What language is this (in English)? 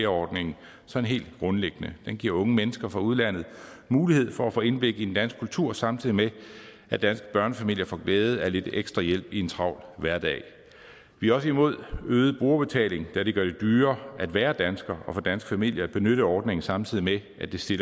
Danish